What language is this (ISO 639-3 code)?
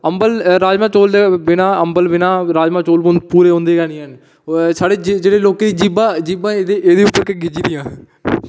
doi